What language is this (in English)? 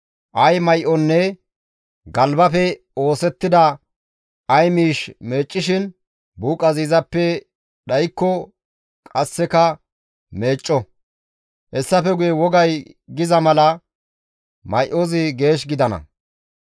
Gamo